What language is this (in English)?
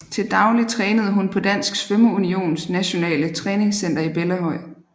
Danish